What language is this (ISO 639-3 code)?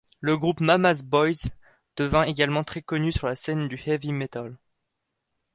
fra